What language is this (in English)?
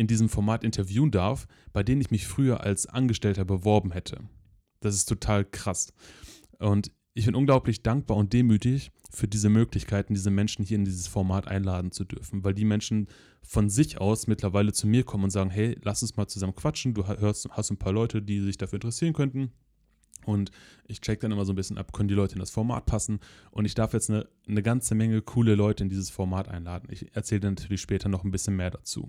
German